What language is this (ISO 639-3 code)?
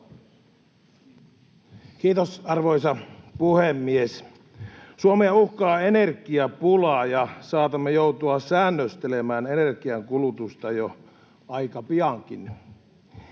fin